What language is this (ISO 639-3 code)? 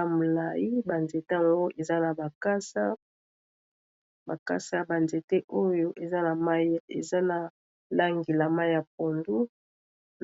lin